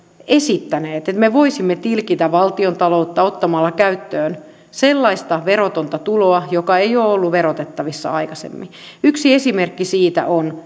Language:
Finnish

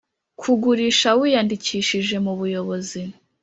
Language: Kinyarwanda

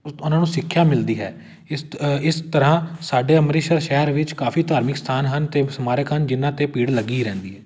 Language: Punjabi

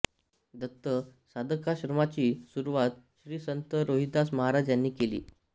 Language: Marathi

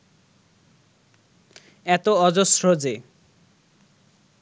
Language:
Bangla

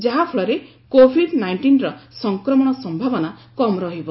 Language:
Odia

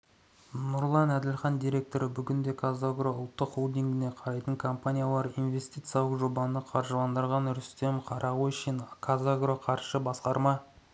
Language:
Kazakh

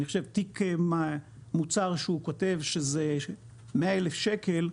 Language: Hebrew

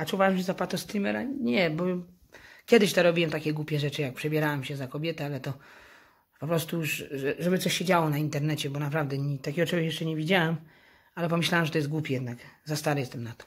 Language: Polish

